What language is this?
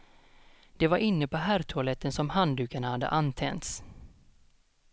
Swedish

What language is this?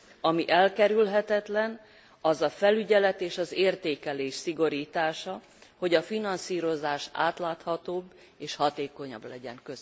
Hungarian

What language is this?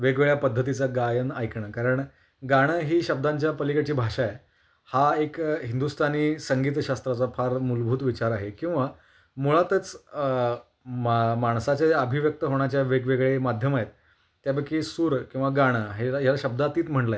Marathi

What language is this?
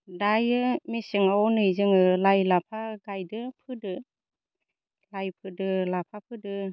Bodo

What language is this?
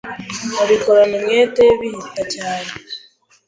Kinyarwanda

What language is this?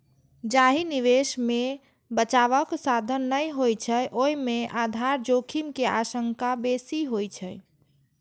Maithili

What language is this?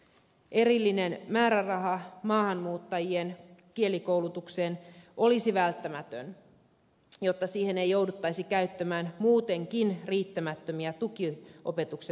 Finnish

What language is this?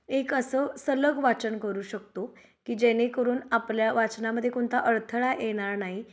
Marathi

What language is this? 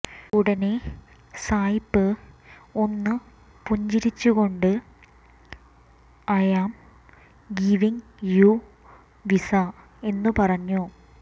Malayalam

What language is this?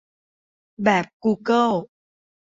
Thai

